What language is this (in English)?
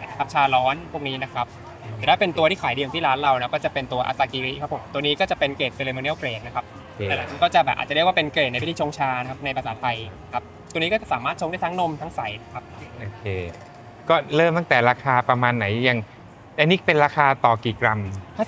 Thai